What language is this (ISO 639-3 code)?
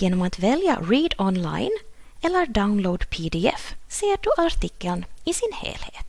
swe